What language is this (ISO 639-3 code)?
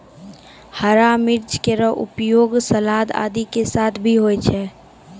mai